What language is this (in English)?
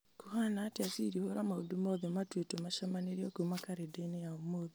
Kikuyu